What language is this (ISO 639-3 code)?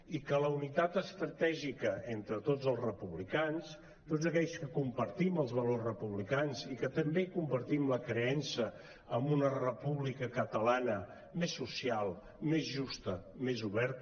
cat